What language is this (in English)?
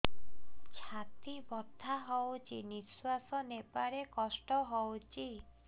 Odia